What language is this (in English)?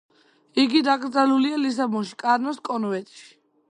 Georgian